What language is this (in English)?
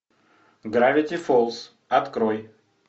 Russian